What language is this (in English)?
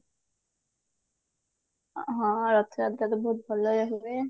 Odia